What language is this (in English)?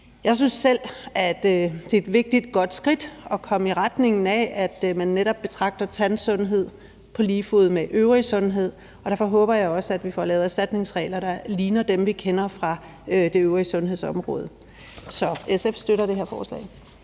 Danish